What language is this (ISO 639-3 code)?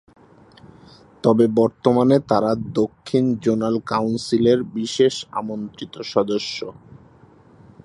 ben